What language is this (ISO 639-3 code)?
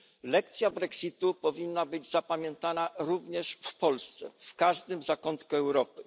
pol